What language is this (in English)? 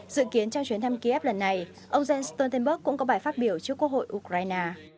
Vietnamese